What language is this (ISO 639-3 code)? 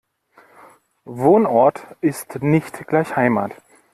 deu